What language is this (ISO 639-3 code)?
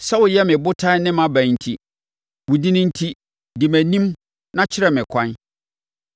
aka